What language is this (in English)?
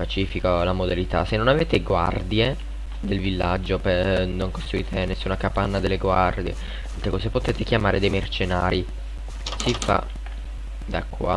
Italian